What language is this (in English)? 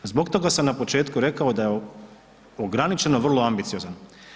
Croatian